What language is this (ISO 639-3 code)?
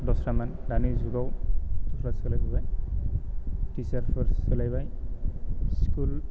brx